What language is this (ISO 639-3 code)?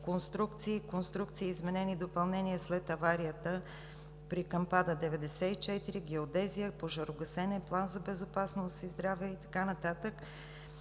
bul